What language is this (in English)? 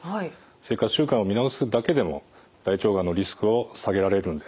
Japanese